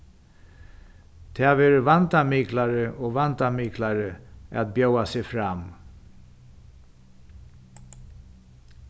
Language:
Faroese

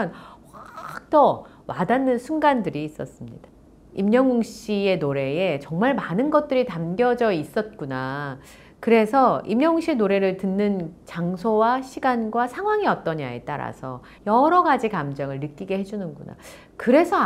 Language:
Korean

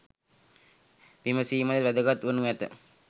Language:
Sinhala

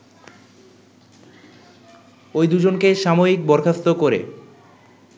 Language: Bangla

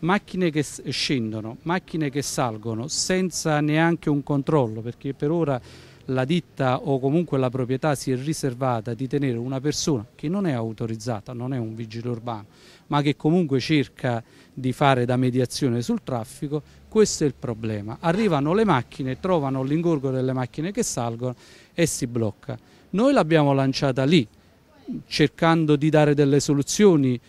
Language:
Italian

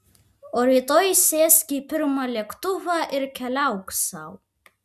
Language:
Lithuanian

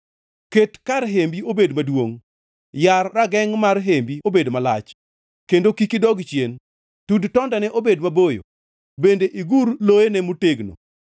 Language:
Luo (Kenya and Tanzania)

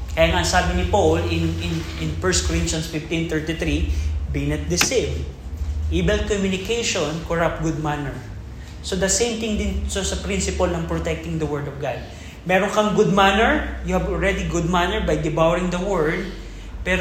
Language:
Filipino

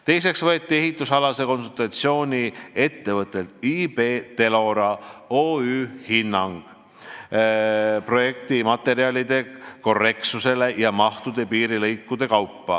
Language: Estonian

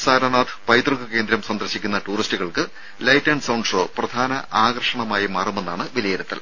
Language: Malayalam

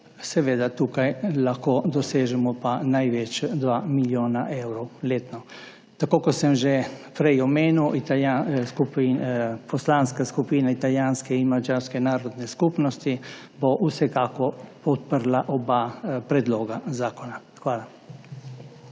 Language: Slovenian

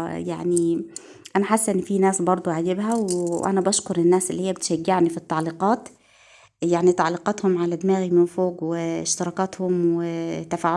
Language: Arabic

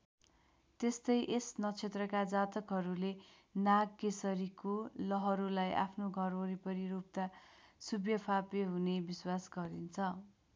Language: Nepali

